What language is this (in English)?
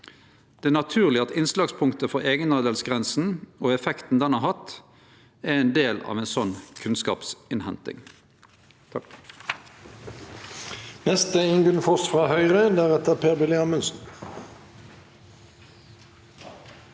Norwegian